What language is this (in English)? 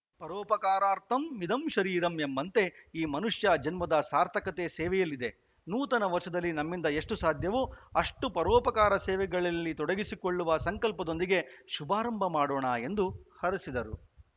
Kannada